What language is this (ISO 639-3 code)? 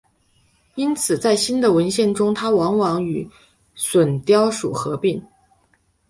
zho